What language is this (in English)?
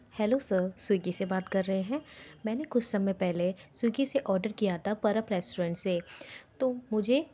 Hindi